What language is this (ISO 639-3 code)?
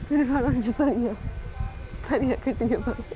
doi